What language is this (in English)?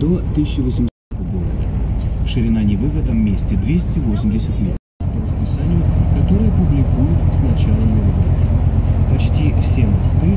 Russian